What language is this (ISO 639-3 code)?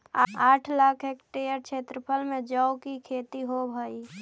mag